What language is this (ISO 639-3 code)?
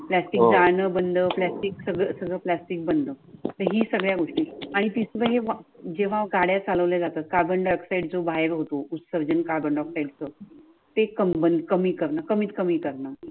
mar